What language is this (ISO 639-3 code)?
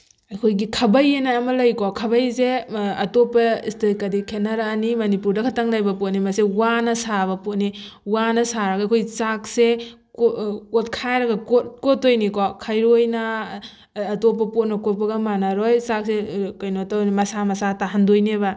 mni